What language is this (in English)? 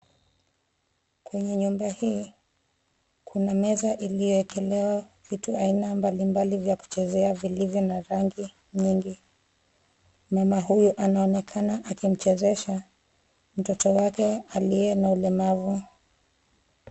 Swahili